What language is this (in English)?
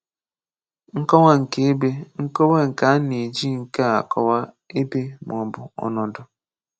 Igbo